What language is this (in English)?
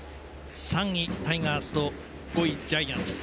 Japanese